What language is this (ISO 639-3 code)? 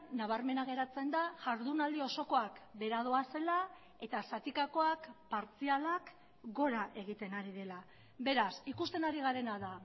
eus